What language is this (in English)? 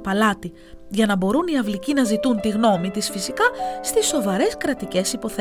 Greek